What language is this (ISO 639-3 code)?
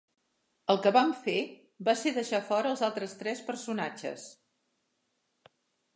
cat